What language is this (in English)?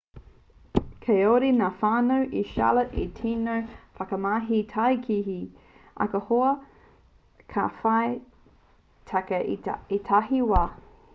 Māori